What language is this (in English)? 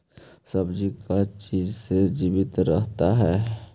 Magahi